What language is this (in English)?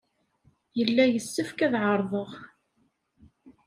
Kabyle